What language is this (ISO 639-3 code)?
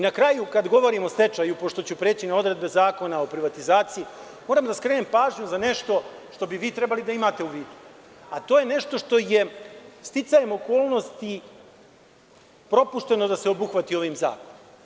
srp